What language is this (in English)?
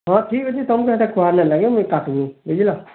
Odia